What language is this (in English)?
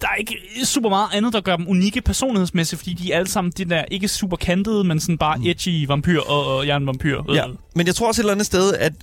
Danish